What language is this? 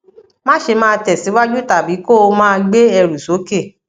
Yoruba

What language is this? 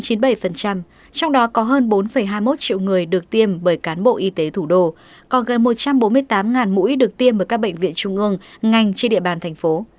Vietnamese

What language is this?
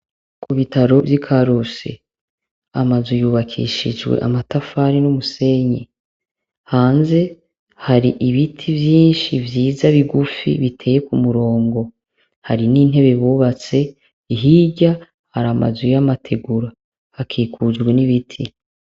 Rundi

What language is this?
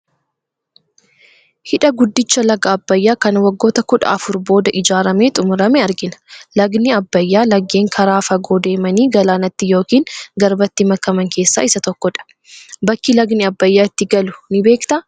Oromo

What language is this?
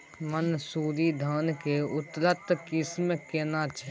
Maithili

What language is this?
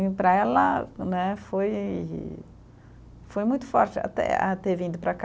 Portuguese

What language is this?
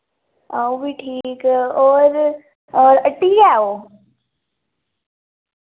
Dogri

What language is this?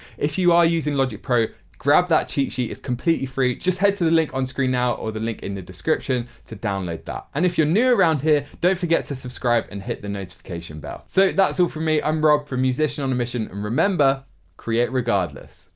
English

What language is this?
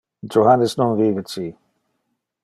Interlingua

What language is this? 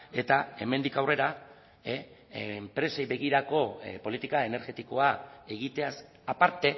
Basque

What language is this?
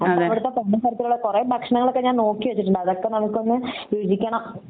Malayalam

